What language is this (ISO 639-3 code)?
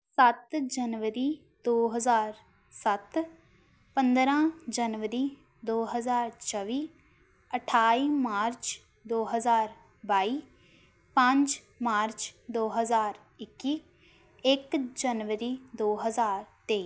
pan